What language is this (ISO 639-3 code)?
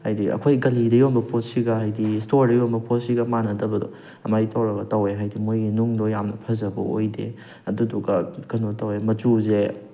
mni